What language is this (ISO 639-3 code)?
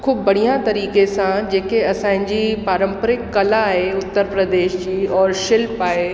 snd